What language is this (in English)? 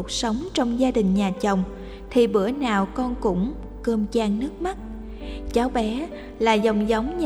Vietnamese